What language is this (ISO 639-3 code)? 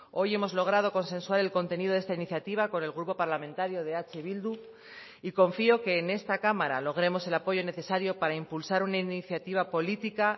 spa